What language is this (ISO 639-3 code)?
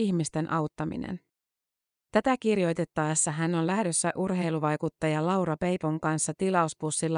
fin